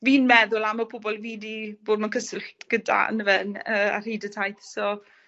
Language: Welsh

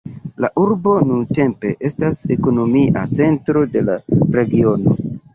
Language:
Esperanto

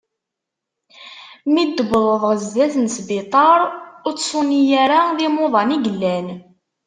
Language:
Kabyle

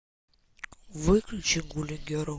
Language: Russian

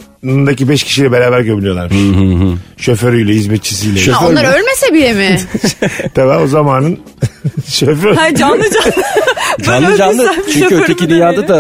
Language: Turkish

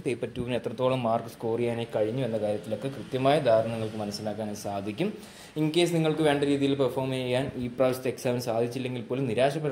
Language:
Malayalam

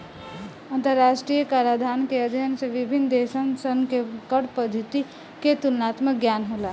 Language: Bhojpuri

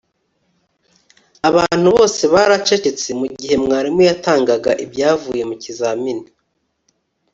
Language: Kinyarwanda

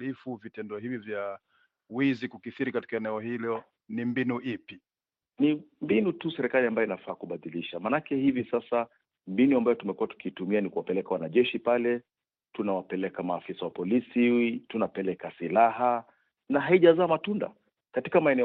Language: Swahili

